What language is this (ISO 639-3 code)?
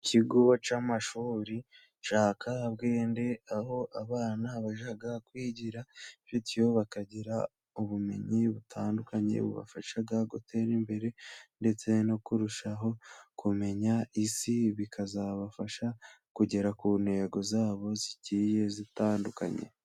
kin